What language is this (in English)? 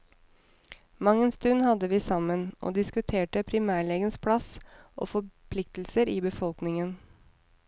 Norwegian